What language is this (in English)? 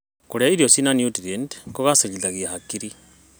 Kikuyu